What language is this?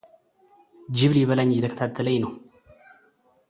Amharic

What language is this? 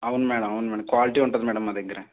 Telugu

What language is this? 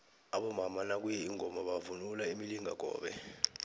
South Ndebele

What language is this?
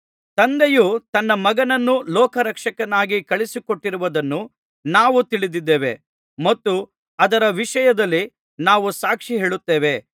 Kannada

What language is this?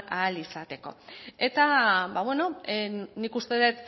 Basque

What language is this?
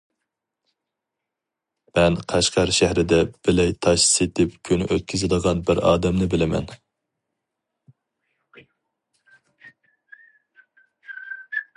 Uyghur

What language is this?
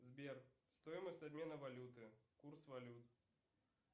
Russian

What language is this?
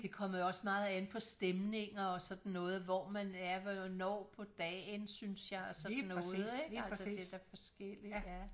Danish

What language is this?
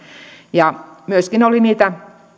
Finnish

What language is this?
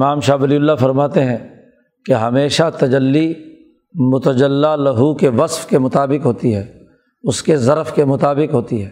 Urdu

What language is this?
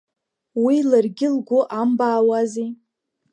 Abkhazian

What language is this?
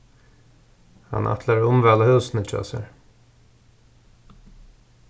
Faroese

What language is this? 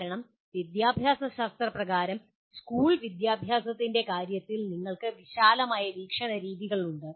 Malayalam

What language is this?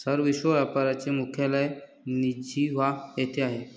Marathi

